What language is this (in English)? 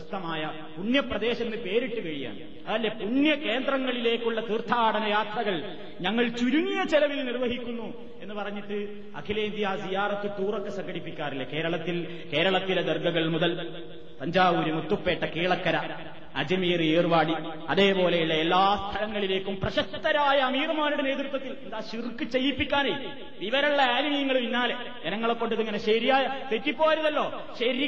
Malayalam